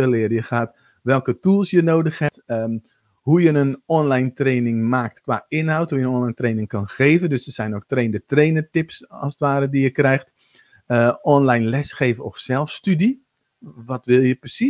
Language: Dutch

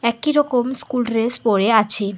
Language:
Bangla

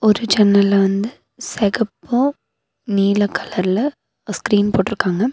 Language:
Tamil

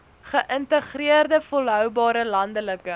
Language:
Afrikaans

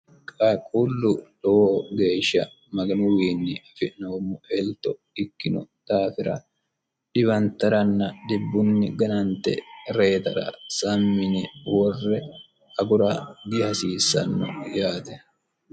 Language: Sidamo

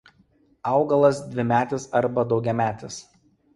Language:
Lithuanian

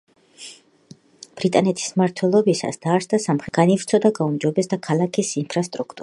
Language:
Georgian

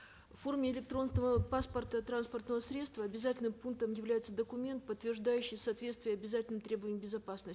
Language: Kazakh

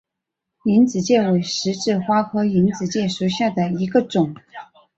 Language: Chinese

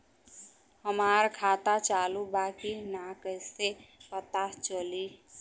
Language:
Bhojpuri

